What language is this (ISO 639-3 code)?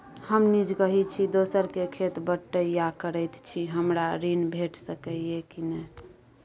mai